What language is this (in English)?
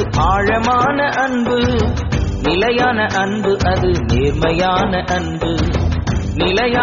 Urdu